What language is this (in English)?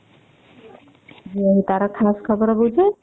Odia